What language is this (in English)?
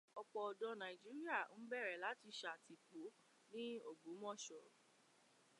Yoruba